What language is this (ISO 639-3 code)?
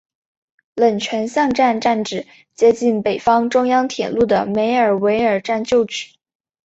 zho